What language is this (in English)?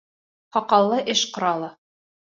Bashkir